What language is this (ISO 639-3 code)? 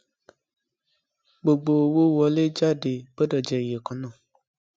yor